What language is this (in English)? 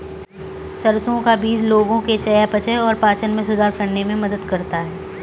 Hindi